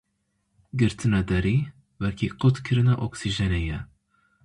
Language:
Kurdish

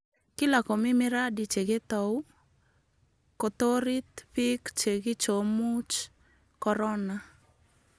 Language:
Kalenjin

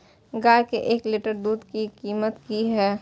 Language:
Maithili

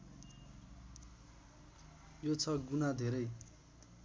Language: Nepali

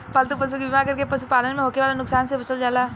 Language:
Bhojpuri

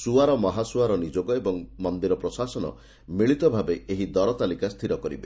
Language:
Odia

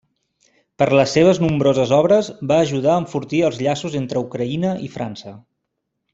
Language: Catalan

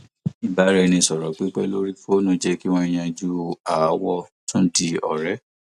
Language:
Yoruba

